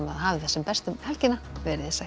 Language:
Icelandic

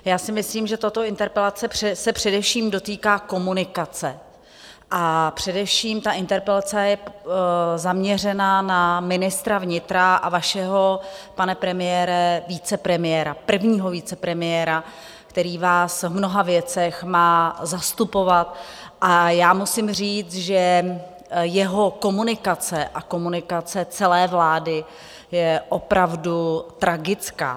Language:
Czech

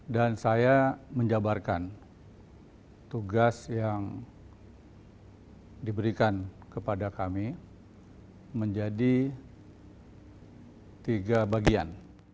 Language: Indonesian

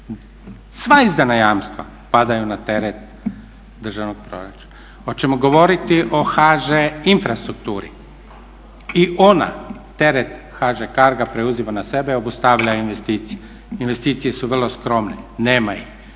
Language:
Croatian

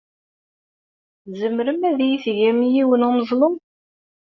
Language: Kabyle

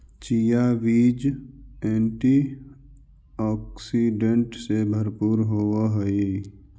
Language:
Magahi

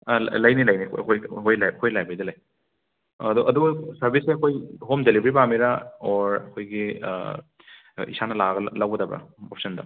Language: Manipuri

